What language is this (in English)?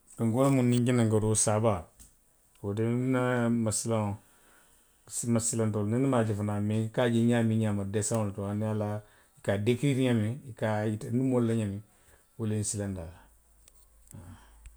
Western Maninkakan